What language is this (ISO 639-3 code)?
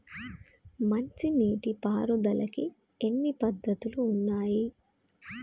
tel